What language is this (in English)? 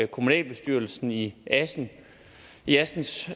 Danish